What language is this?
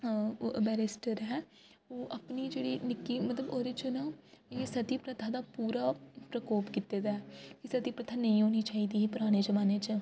Dogri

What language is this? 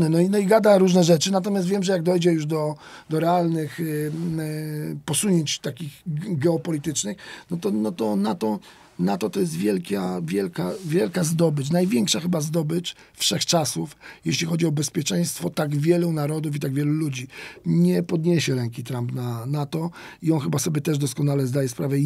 Polish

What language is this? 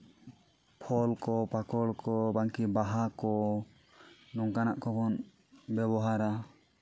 Santali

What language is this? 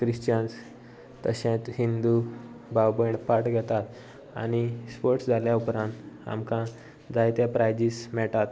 Konkani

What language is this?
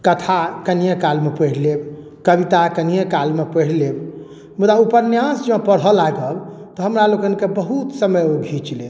Maithili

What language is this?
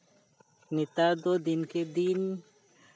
Santali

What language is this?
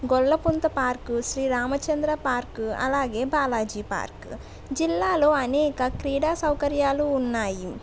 Telugu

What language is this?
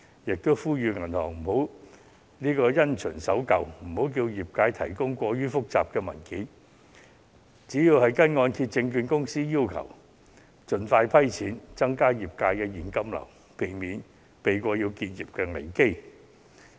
Cantonese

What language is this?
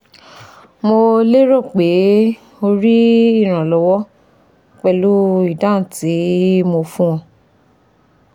Yoruba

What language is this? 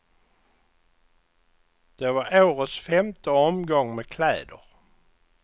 Swedish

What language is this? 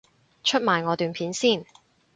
Cantonese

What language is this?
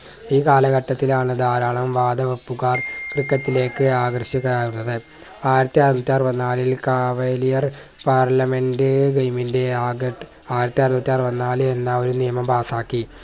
Malayalam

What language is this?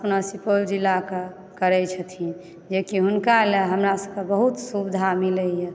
Maithili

